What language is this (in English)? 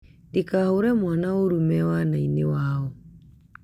Kikuyu